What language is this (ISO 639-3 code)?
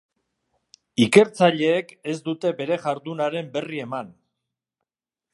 eus